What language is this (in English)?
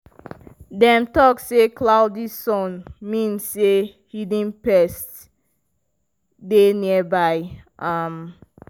Nigerian Pidgin